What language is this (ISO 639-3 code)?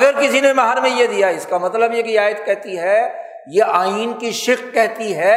urd